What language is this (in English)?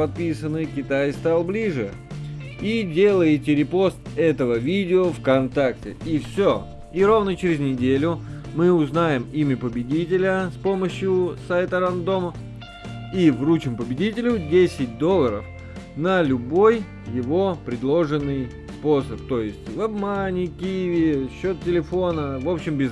Russian